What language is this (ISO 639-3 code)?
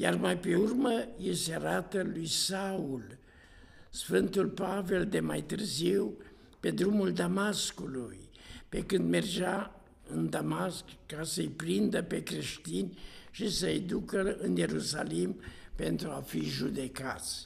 ron